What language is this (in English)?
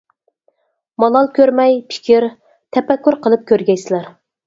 Uyghur